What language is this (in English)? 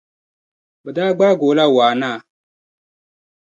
Dagbani